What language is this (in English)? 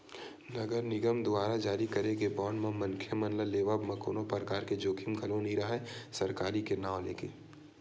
Chhattisgarhi